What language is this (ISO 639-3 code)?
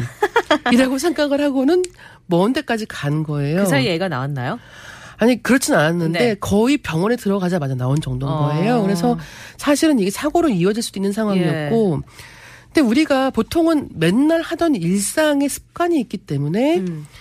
kor